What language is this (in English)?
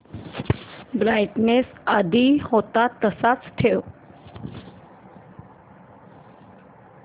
Marathi